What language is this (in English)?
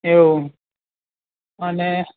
Gujarati